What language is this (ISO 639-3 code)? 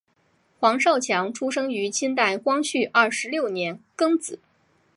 zho